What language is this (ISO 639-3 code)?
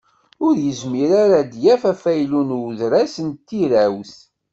kab